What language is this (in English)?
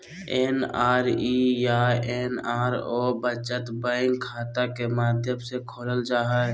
Magahi